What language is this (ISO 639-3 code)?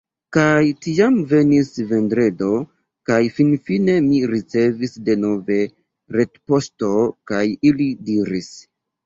epo